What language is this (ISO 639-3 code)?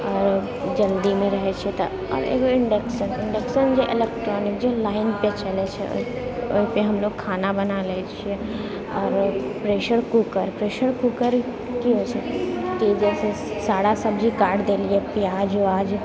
mai